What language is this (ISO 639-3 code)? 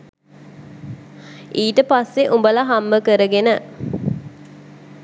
sin